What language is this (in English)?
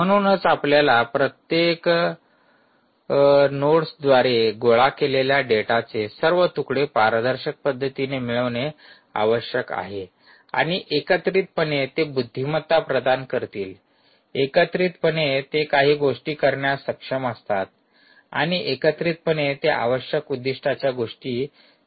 Marathi